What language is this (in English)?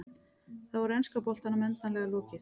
Icelandic